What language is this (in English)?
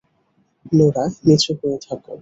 Bangla